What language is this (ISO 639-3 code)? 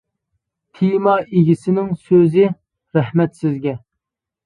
uig